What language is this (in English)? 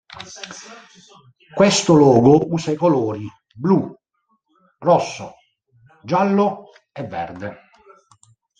Italian